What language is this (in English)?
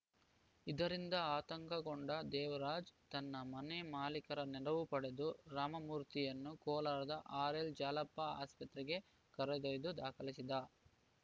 Kannada